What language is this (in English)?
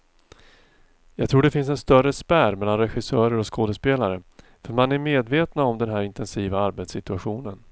Swedish